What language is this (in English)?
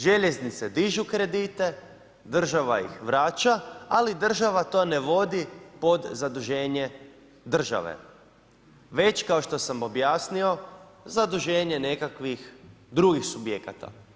Croatian